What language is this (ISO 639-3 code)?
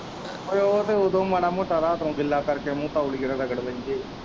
pan